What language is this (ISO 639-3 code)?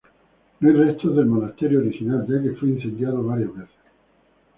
spa